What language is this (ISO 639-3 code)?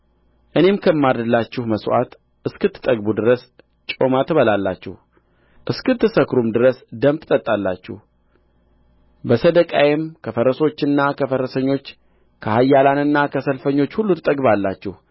amh